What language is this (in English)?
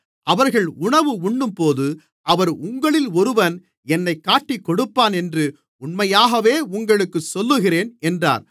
Tamil